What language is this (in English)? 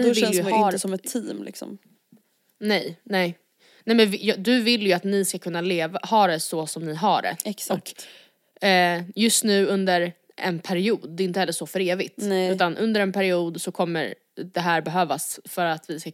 Swedish